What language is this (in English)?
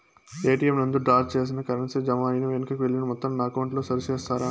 Telugu